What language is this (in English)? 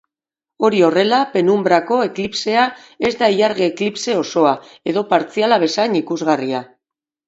Basque